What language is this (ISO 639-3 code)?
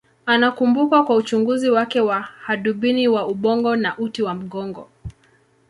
swa